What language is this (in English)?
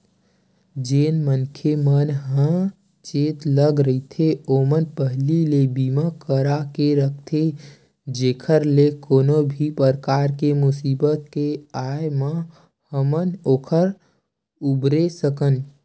Chhattisgarhi